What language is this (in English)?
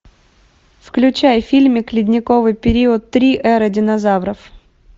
Russian